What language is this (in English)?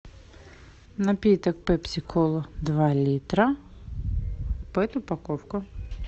Russian